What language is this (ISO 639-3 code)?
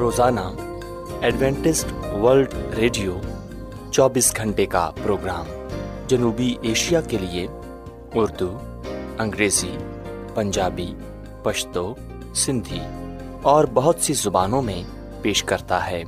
urd